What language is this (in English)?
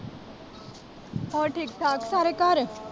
Punjabi